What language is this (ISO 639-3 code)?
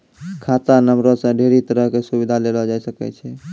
mai